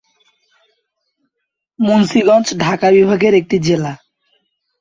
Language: Bangla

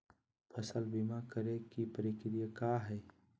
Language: Magahi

